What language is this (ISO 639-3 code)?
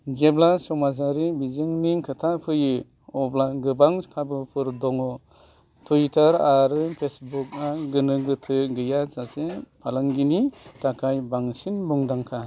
brx